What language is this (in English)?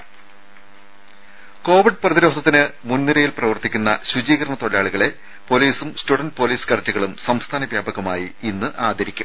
Malayalam